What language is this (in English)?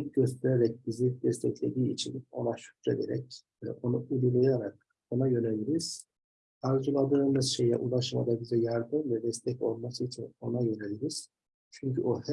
Turkish